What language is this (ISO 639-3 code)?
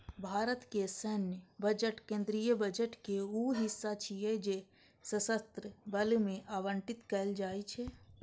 mai